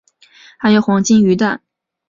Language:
Chinese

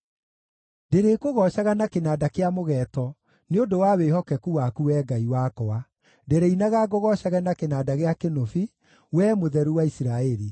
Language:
Kikuyu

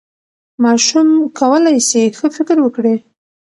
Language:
Pashto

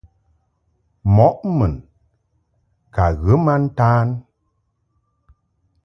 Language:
Mungaka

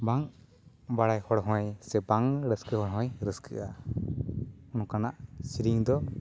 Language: Santali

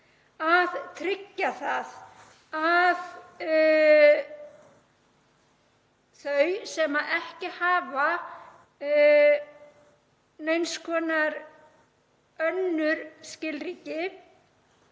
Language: Icelandic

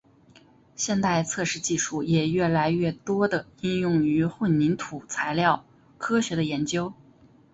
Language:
Chinese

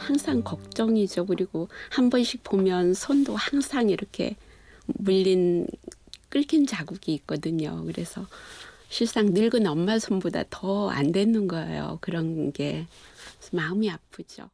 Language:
Korean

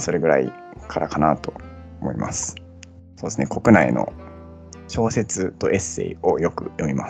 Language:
Japanese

